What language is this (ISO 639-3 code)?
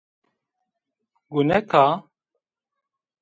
zza